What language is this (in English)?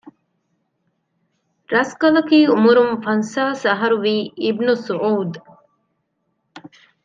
Divehi